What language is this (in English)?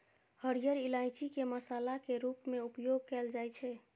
Maithili